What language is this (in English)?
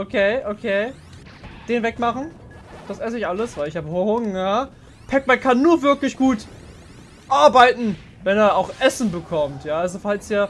German